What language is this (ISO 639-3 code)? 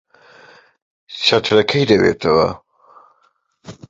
ckb